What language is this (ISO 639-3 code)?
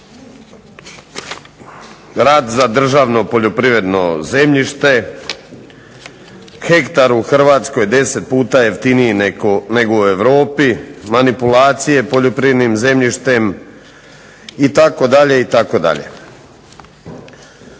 hrv